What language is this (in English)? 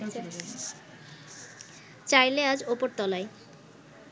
Bangla